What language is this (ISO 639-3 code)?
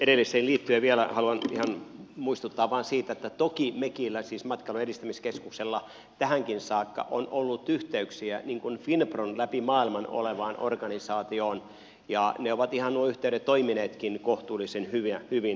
fin